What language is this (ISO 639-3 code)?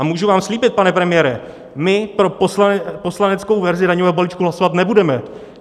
ces